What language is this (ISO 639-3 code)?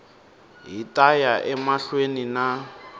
tso